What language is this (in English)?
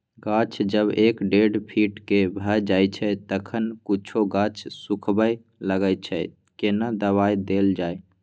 Maithili